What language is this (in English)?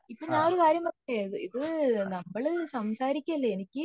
Malayalam